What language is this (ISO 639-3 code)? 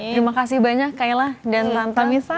ind